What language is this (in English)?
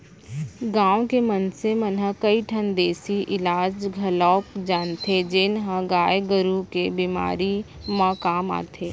Chhattisgarhi